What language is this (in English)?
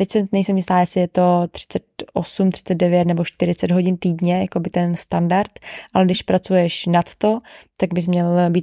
Czech